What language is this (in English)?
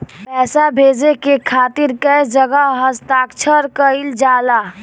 Bhojpuri